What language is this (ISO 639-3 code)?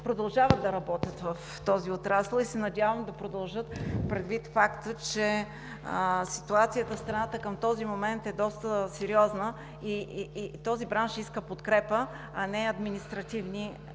bul